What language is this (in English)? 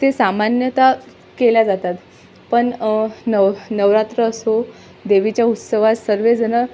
Marathi